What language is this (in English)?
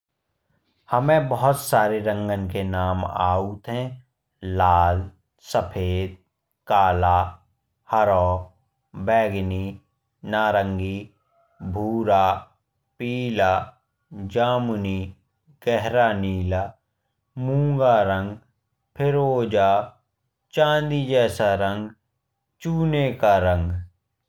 Bundeli